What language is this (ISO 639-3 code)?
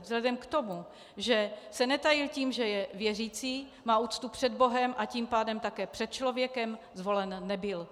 ces